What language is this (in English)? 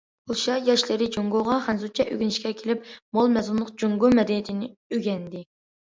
Uyghur